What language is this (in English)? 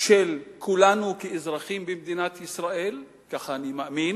Hebrew